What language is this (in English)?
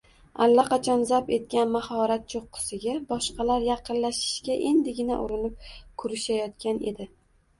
Uzbek